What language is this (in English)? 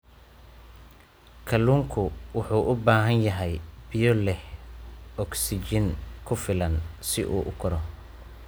Somali